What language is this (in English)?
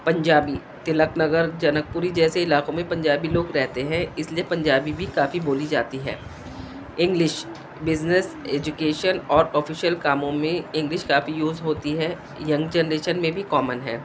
Urdu